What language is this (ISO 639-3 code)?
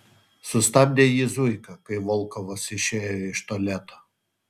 lit